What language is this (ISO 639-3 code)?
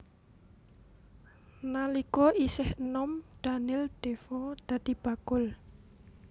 jav